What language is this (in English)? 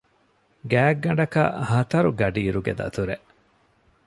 Divehi